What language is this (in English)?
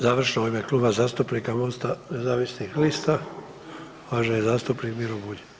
Croatian